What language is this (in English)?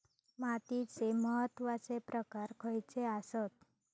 Marathi